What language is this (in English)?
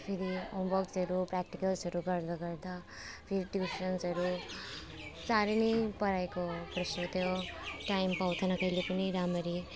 Nepali